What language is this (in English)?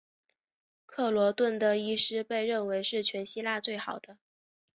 Chinese